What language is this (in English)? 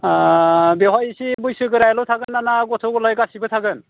Bodo